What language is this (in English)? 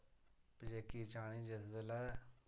Dogri